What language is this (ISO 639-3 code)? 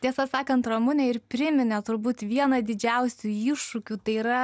lit